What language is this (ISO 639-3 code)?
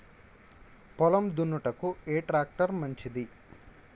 tel